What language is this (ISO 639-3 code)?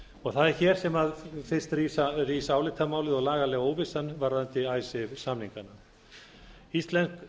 isl